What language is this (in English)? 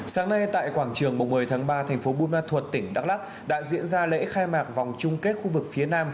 Vietnamese